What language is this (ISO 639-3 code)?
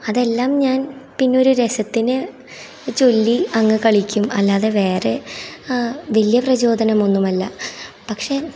mal